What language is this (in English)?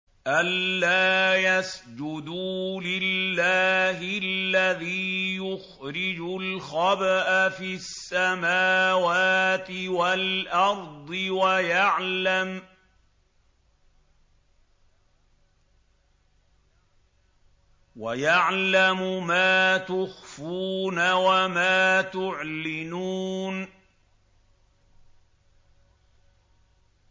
Arabic